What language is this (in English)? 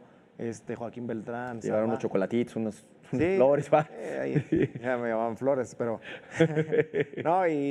Spanish